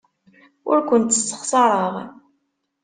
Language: Kabyle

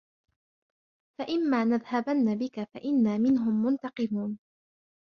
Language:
Arabic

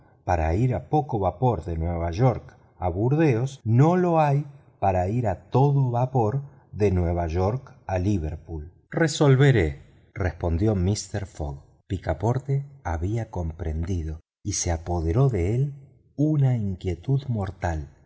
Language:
Spanish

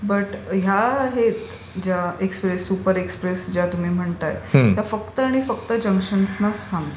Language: Marathi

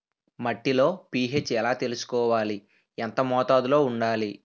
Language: Telugu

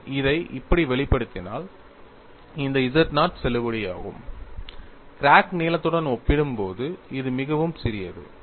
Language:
Tamil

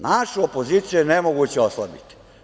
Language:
Serbian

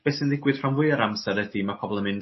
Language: Welsh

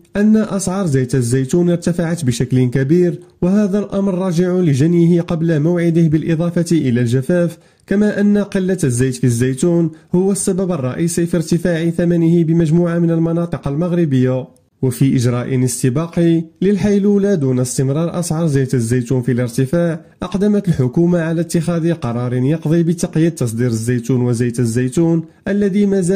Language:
Arabic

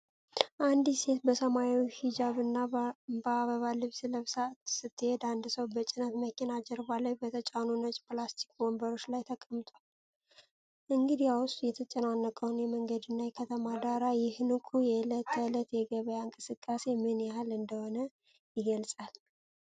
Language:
Amharic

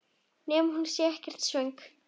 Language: Icelandic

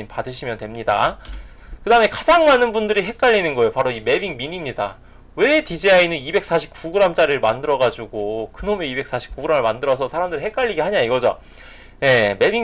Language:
Korean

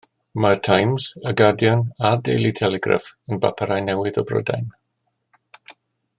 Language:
Welsh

